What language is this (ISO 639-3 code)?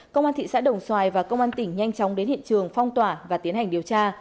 vie